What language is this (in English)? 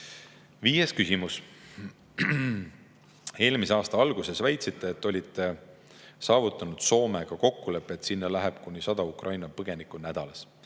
Estonian